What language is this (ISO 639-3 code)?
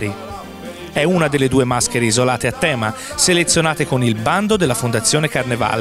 ita